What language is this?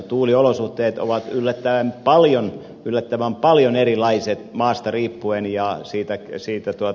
Finnish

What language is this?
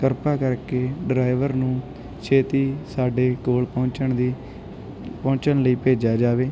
Punjabi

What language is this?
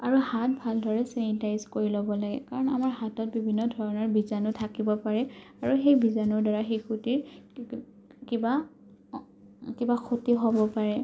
Assamese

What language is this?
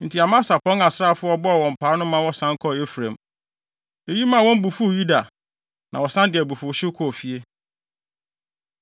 Akan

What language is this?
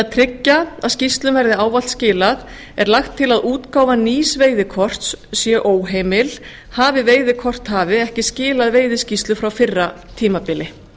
Icelandic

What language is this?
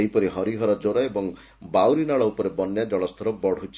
Odia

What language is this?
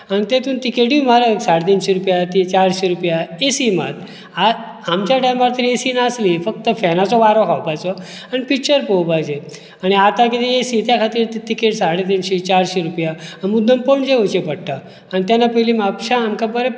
Konkani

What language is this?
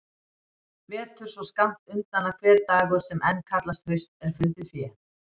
Icelandic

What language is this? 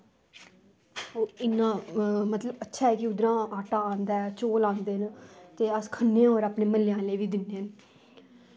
Dogri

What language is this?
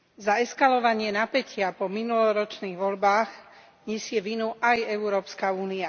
Slovak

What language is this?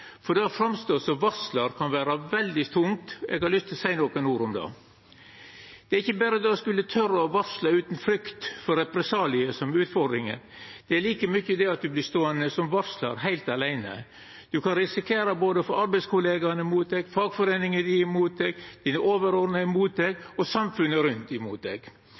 Norwegian Nynorsk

